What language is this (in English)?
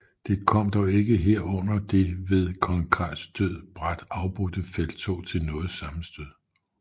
Danish